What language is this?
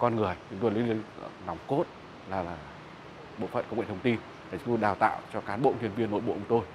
Vietnamese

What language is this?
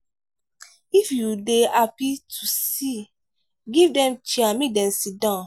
Nigerian Pidgin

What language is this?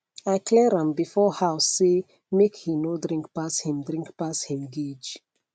Nigerian Pidgin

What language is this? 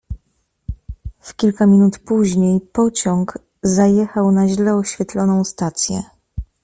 Polish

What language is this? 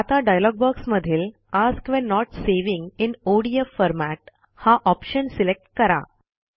Marathi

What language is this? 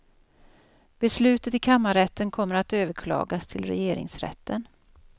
Swedish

